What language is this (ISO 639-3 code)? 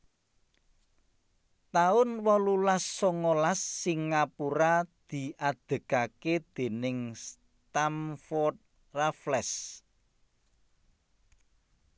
jav